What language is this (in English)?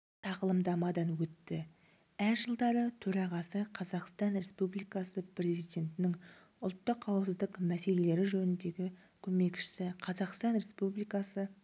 Kazakh